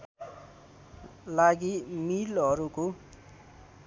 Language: Nepali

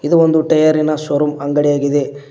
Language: Kannada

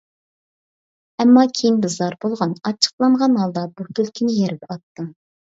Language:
Uyghur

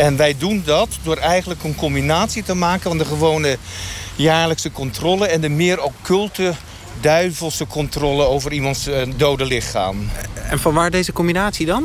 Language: Dutch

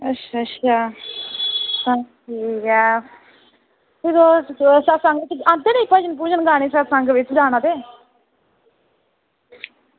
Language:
Dogri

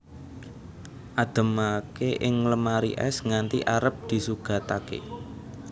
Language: Javanese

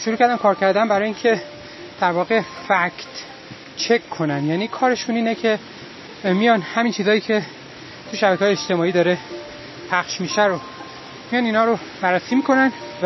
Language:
Persian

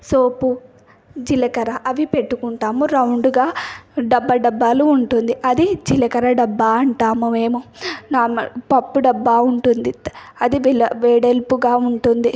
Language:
Telugu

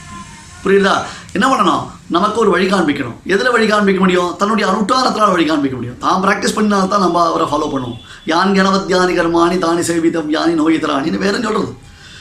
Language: Tamil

